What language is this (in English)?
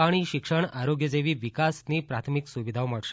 Gujarati